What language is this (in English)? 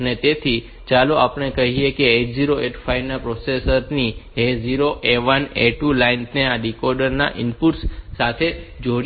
Gujarati